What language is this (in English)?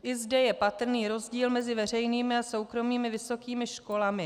Czech